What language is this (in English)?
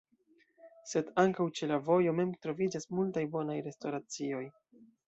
Esperanto